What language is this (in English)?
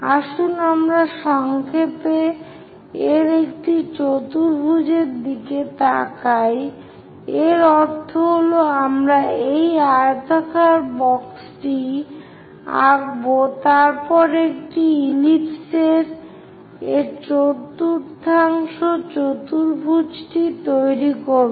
Bangla